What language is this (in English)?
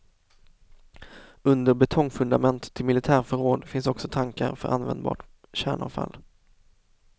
Swedish